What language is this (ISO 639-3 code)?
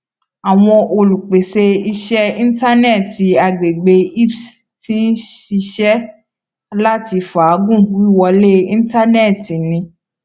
yor